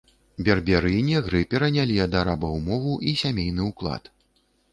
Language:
Belarusian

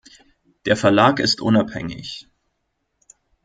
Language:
German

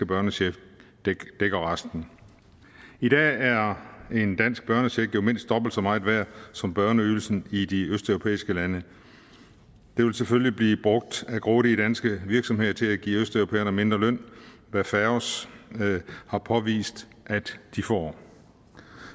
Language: Danish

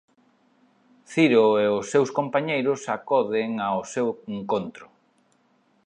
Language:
Galician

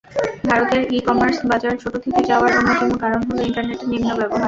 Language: Bangla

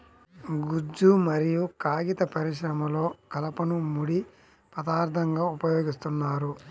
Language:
Telugu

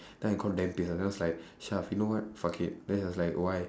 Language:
English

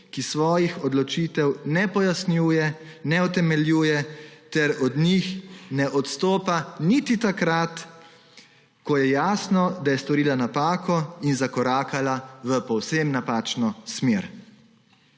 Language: Slovenian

